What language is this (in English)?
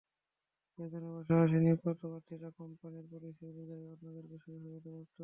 Bangla